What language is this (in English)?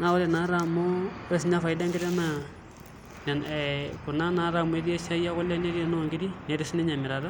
Masai